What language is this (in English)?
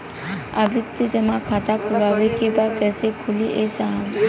Bhojpuri